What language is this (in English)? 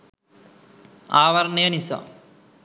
Sinhala